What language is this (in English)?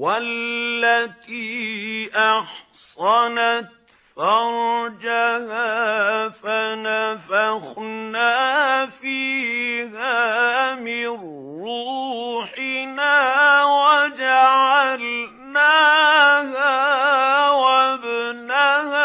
Arabic